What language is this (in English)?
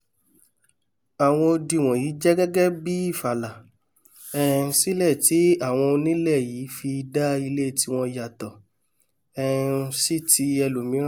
Yoruba